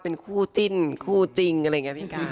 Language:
Thai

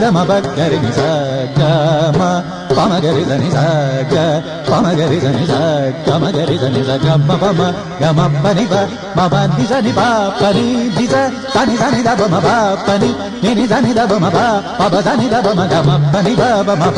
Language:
Kannada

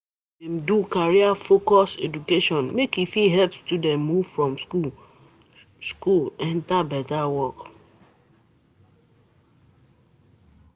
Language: Nigerian Pidgin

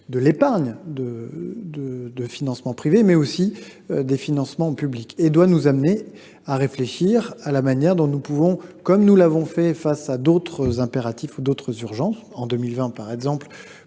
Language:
French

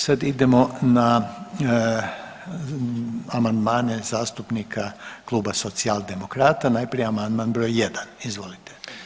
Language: Croatian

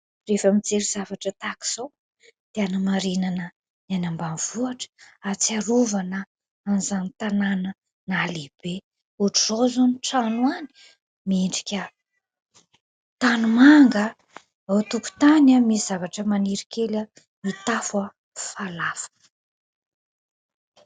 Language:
Malagasy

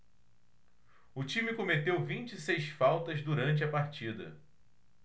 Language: Portuguese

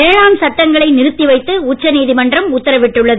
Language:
Tamil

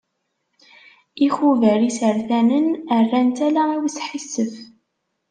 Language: Kabyle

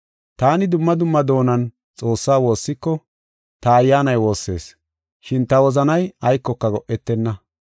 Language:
Gofa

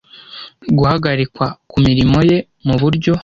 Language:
Kinyarwanda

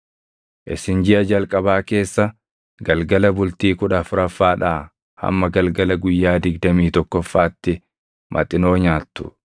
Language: Oromo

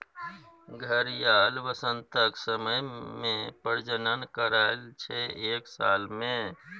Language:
Maithili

